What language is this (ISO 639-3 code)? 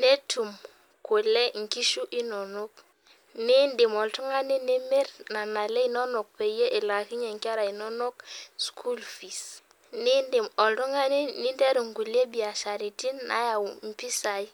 mas